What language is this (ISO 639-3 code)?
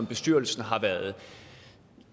dan